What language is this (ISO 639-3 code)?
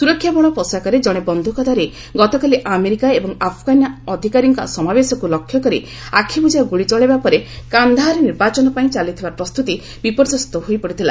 ori